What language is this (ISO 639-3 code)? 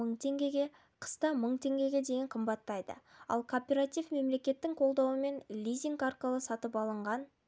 kaz